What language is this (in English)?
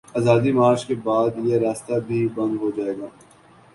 Urdu